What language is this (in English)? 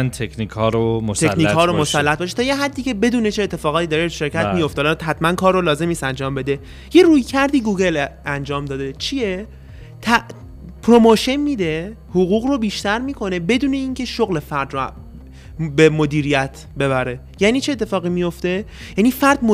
Persian